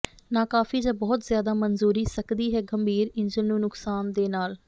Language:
Punjabi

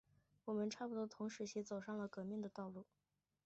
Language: Chinese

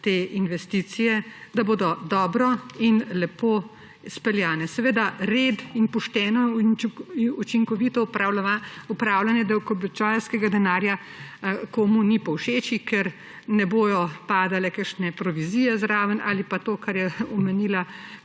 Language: Slovenian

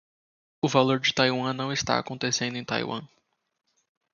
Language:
Portuguese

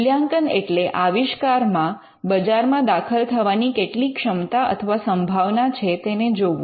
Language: Gujarati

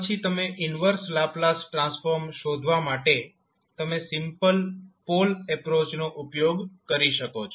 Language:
Gujarati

